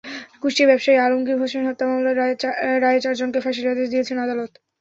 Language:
Bangla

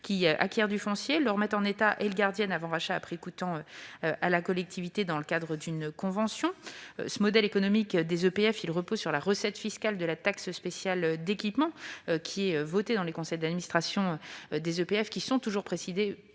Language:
French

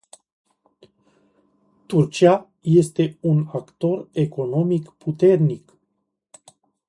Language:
Romanian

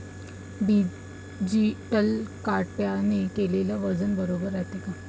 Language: Marathi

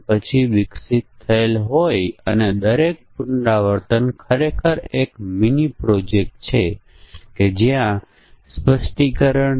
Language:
Gujarati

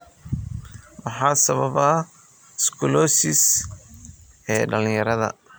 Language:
Somali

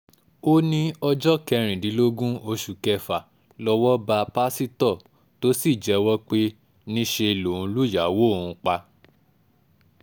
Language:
Yoruba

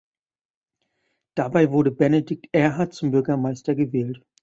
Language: German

